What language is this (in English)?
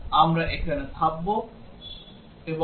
Bangla